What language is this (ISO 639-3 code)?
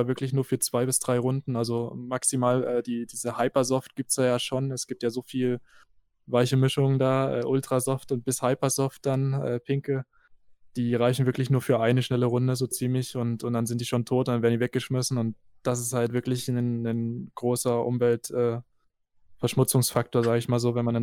deu